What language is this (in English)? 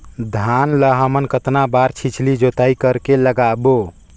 Chhattisgarhi